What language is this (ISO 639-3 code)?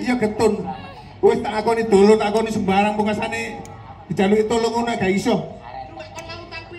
ind